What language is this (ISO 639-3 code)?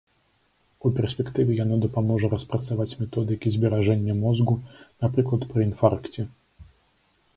bel